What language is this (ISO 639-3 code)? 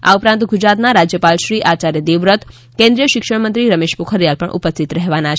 guj